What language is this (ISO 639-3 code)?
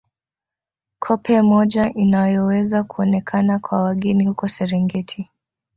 swa